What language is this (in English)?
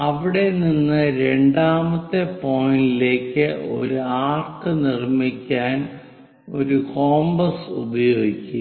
Malayalam